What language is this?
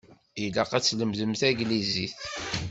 Kabyle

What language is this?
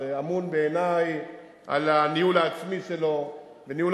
Hebrew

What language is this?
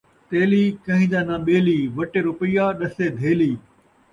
Saraiki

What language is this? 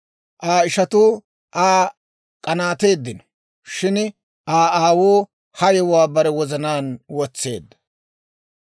Dawro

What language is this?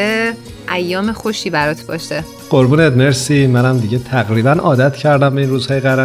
Persian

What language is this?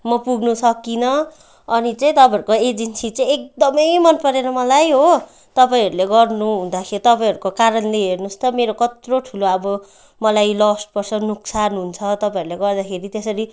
Nepali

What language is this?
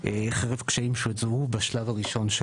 Hebrew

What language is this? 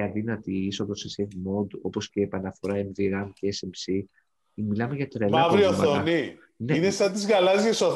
Greek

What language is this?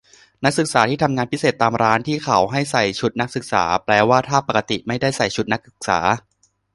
Thai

